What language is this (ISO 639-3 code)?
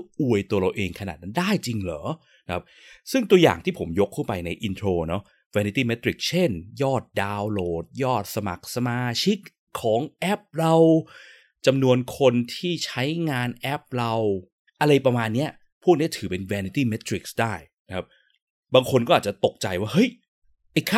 tha